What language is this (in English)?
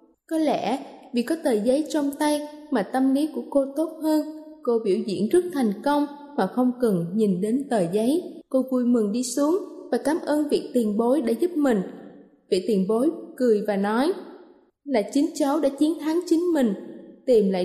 Vietnamese